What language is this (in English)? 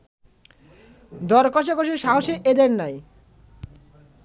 Bangla